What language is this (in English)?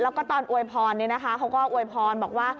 Thai